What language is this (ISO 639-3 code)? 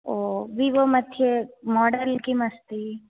san